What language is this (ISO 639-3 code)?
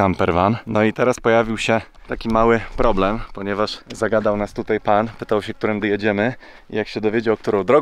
pol